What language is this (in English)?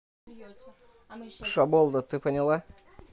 Russian